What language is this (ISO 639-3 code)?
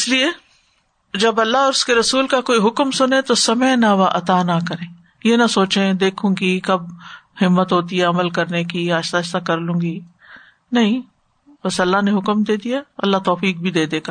urd